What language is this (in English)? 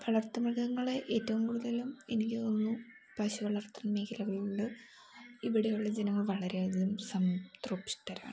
Malayalam